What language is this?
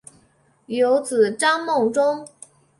Chinese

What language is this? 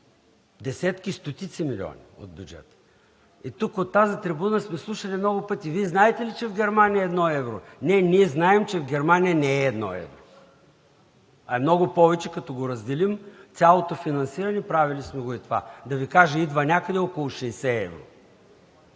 Bulgarian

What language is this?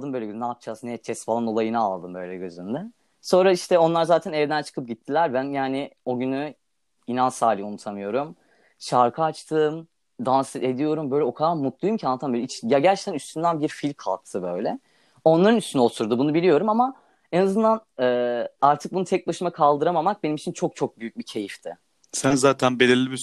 Turkish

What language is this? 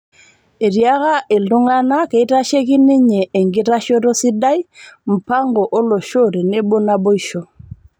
Masai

